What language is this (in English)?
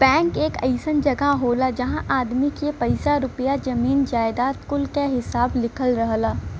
Bhojpuri